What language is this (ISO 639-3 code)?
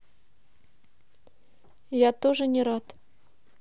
rus